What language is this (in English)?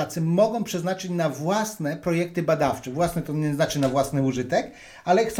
Polish